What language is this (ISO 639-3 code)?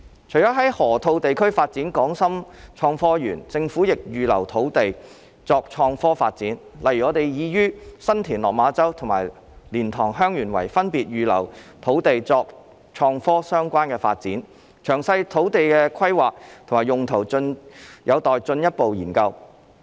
yue